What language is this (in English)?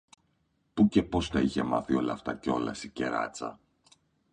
Greek